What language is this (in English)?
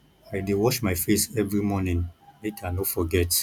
Nigerian Pidgin